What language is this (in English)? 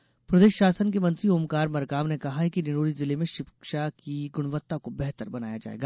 Hindi